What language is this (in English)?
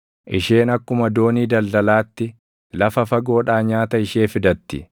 Oromo